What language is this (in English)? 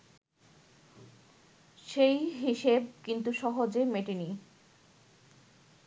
Bangla